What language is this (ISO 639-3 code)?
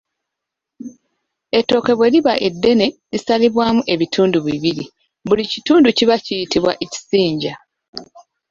lug